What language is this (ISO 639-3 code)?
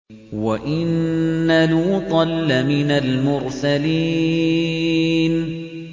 ara